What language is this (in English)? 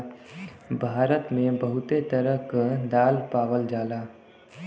Bhojpuri